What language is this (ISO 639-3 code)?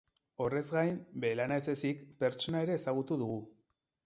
eus